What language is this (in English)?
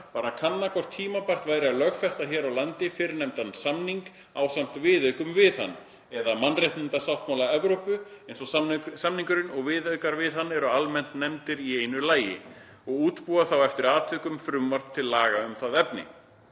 Icelandic